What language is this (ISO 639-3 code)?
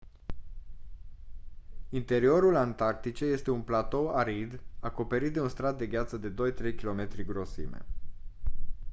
ron